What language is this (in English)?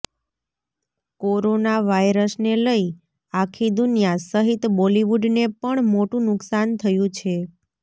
Gujarati